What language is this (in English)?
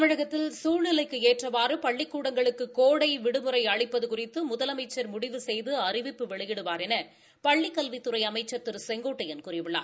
Tamil